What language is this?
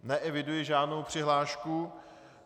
Czech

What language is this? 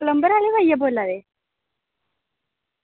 Dogri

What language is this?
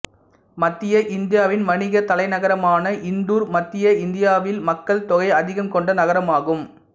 Tamil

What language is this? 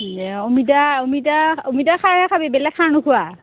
Assamese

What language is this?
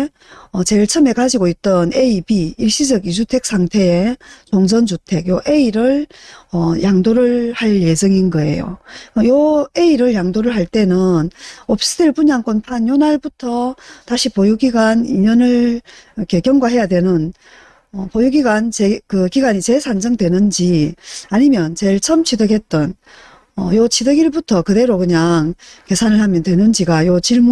Korean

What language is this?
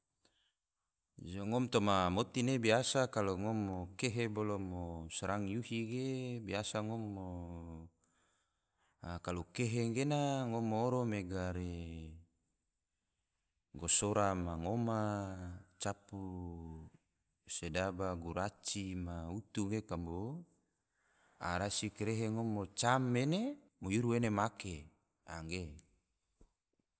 Tidore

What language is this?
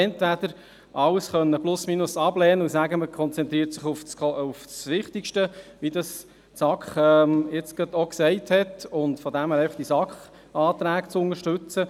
Swiss German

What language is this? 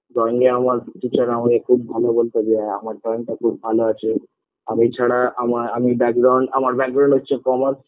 Bangla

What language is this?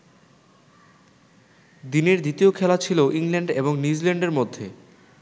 Bangla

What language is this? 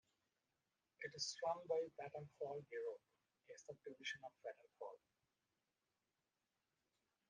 English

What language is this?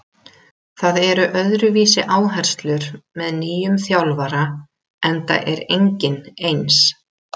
Icelandic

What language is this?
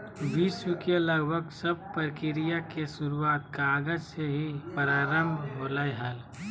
Magahi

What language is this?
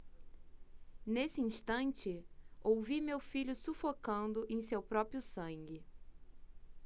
Portuguese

